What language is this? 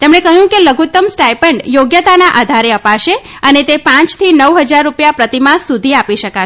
Gujarati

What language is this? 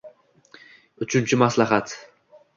Uzbek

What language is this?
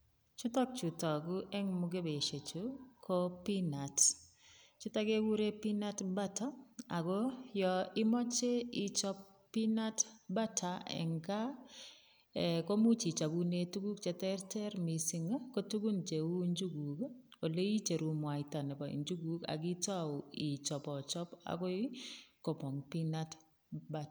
Kalenjin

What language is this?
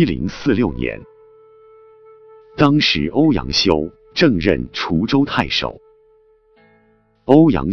Chinese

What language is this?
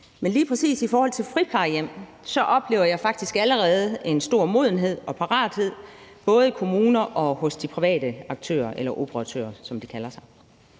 Danish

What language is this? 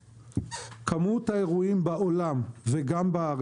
Hebrew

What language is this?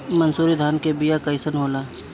Bhojpuri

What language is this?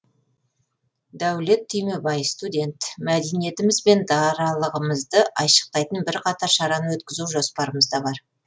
Kazakh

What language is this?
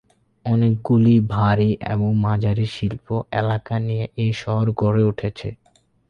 Bangla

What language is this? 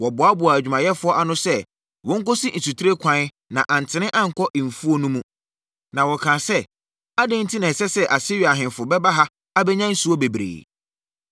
Akan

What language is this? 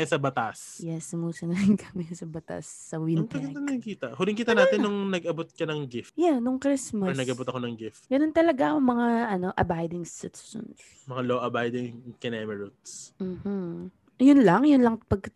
Filipino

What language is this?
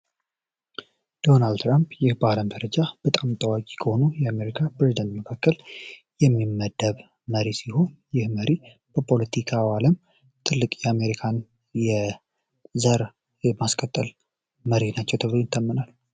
Amharic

